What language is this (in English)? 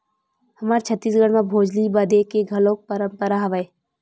Chhattisgarhi